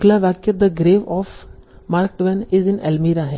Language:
Hindi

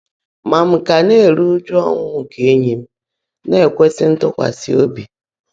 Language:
Igbo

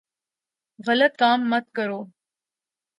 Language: Urdu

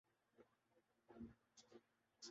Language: Urdu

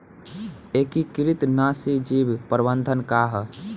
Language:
Bhojpuri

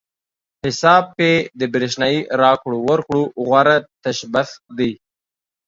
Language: Pashto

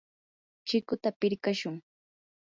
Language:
Yanahuanca Pasco Quechua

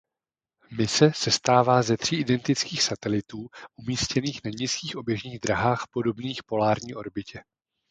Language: Czech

